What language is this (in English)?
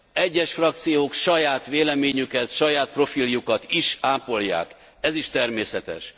Hungarian